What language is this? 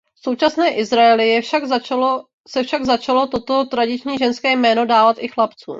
Czech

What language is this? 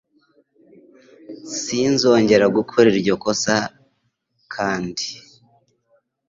Kinyarwanda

